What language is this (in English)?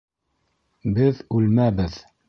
Bashkir